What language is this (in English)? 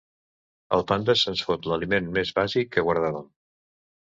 Catalan